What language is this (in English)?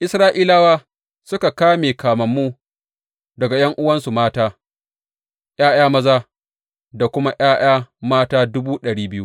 Hausa